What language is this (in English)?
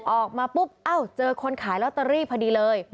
Thai